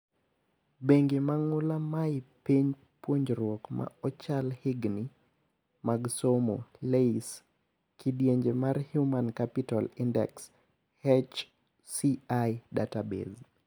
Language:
Luo (Kenya and Tanzania)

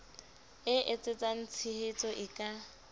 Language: Southern Sotho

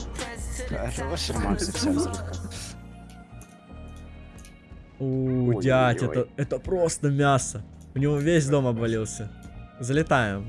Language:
Russian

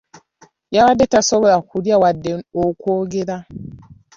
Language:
Ganda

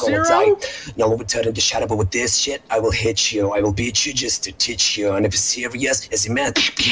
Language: English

